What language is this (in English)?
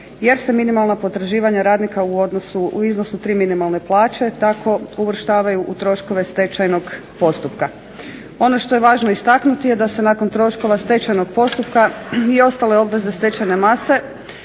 Croatian